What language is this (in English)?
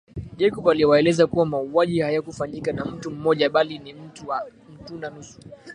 Swahili